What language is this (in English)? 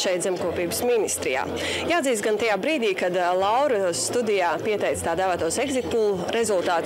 Latvian